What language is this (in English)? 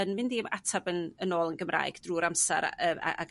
Welsh